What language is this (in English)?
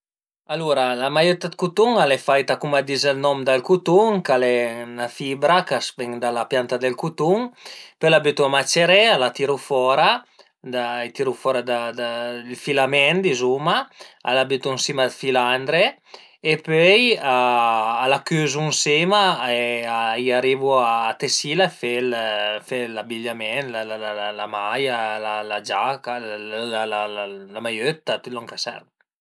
Piedmontese